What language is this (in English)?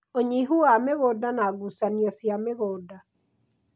Kikuyu